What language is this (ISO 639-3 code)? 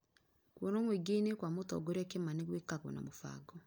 kik